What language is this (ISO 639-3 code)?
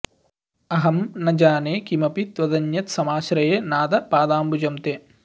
san